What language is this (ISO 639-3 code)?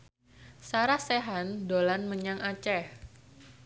jav